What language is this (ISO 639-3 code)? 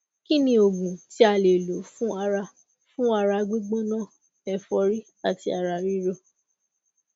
yor